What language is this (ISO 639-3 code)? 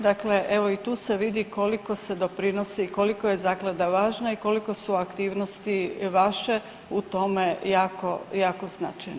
hrv